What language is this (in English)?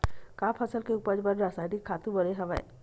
Chhattisgarhi